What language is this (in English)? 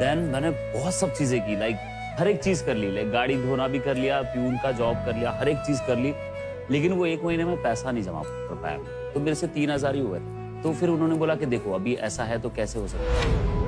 Hindi